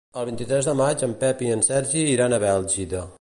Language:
Catalan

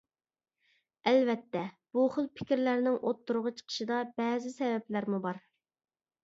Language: Uyghur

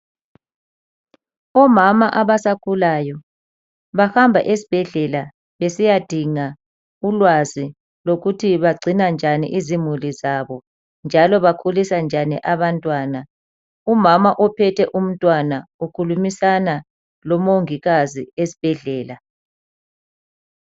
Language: North Ndebele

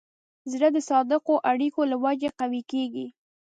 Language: Pashto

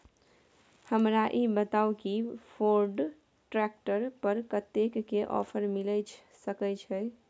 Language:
Maithili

